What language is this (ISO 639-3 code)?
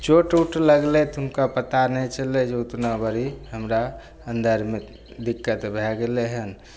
mai